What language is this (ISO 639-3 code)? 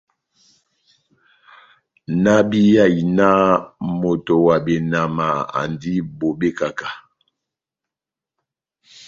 bnm